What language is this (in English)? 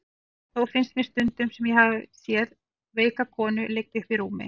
Icelandic